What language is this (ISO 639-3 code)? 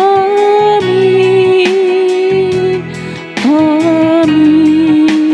ind